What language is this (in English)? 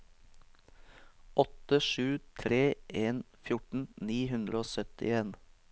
Norwegian